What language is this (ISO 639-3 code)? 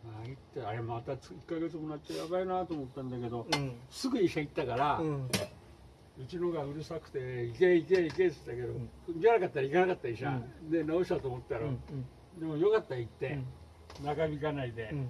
jpn